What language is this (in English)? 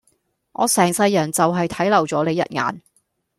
Cantonese